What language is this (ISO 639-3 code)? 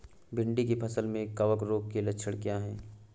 hin